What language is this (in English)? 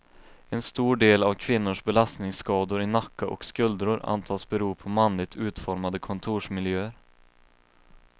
Swedish